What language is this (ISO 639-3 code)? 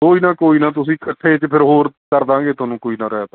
pan